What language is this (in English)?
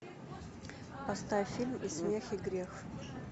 Russian